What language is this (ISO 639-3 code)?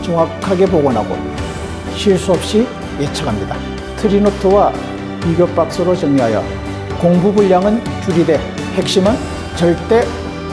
kor